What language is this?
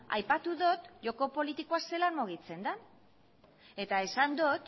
Basque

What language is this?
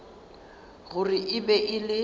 Northern Sotho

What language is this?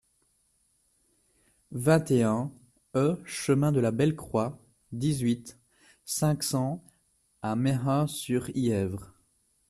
French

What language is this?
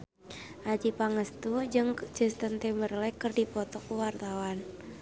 Sundanese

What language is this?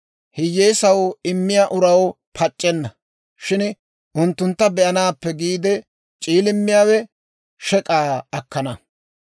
Dawro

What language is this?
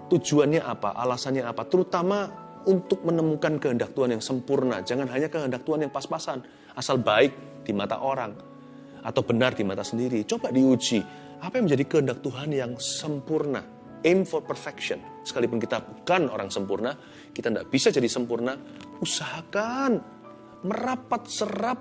Indonesian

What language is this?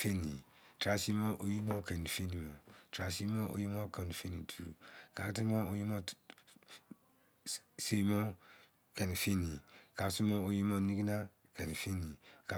Izon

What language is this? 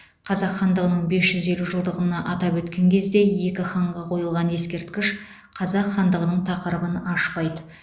Kazakh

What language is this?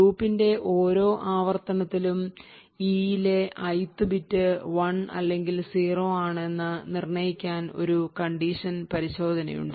Malayalam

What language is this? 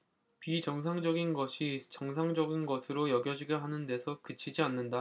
Korean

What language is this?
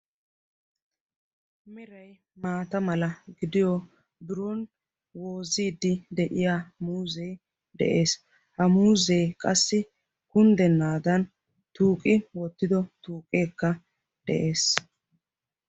Wolaytta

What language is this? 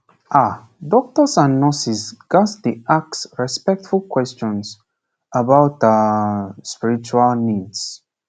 Nigerian Pidgin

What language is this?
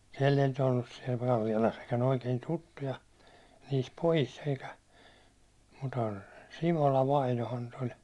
Finnish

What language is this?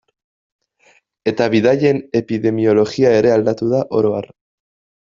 Basque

